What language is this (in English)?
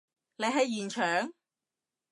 Cantonese